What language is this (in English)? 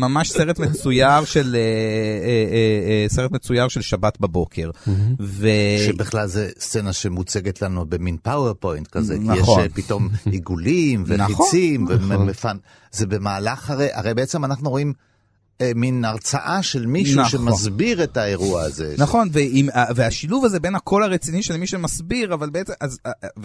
Hebrew